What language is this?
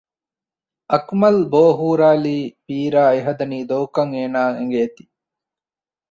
Divehi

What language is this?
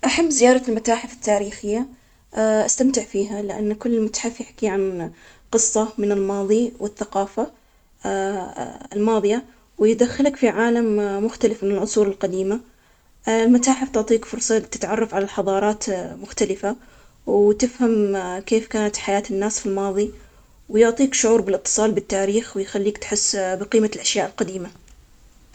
Omani Arabic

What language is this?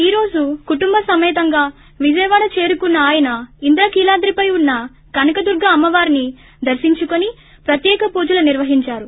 Telugu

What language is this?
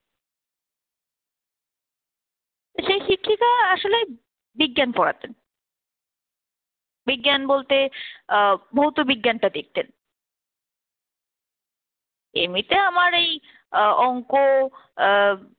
Bangla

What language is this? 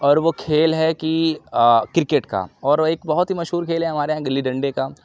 Urdu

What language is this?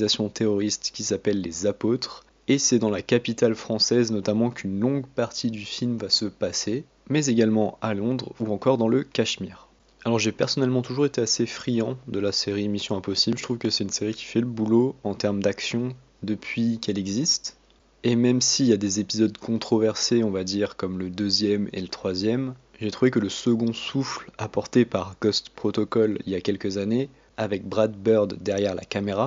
French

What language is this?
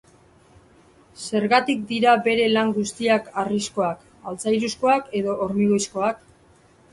Basque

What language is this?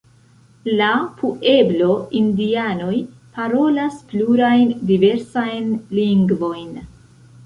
Esperanto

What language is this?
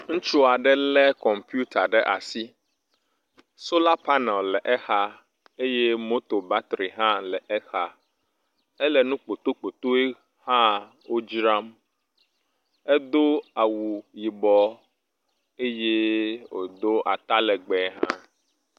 Ewe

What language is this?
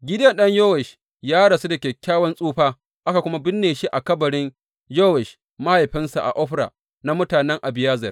Hausa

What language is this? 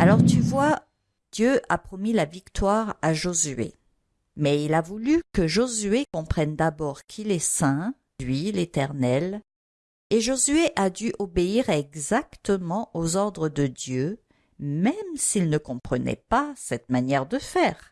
French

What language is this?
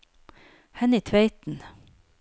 Norwegian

